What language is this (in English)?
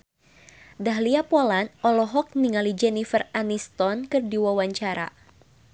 Sundanese